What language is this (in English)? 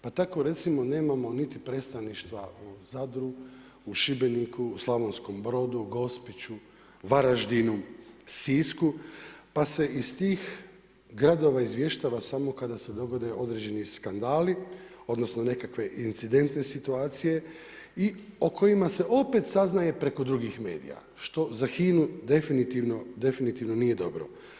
Croatian